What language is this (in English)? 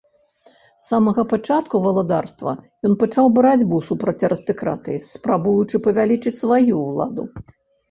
Belarusian